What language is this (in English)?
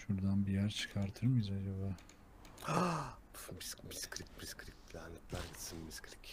Turkish